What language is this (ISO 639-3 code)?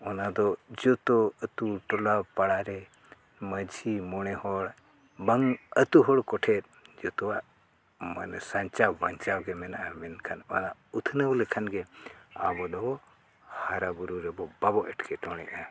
sat